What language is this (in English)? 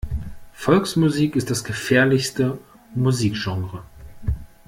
German